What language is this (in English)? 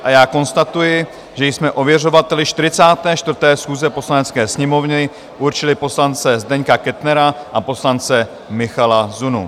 Czech